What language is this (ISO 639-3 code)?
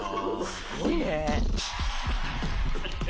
jpn